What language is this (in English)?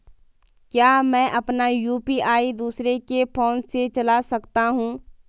Hindi